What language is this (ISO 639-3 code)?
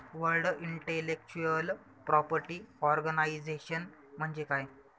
mar